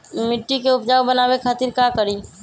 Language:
Magahi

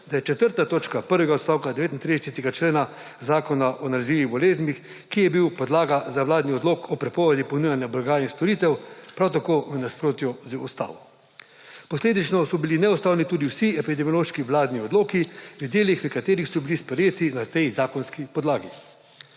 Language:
Slovenian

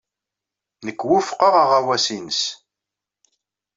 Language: Kabyle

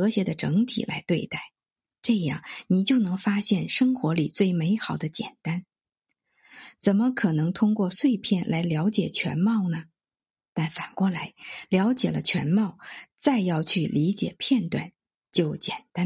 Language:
Chinese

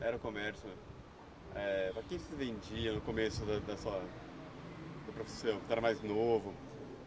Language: Portuguese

